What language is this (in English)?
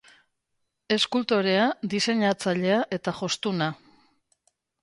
Basque